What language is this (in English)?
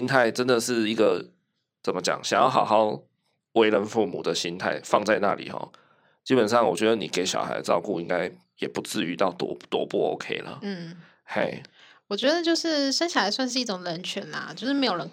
Chinese